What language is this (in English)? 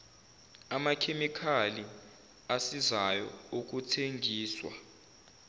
Zulu